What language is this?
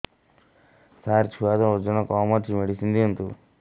Odia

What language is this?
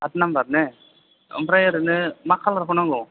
Bodo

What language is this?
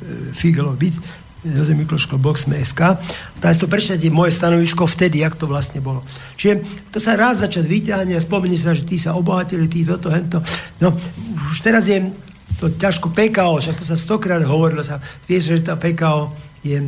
Slovak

